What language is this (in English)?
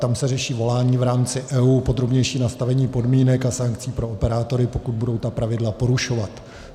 Czech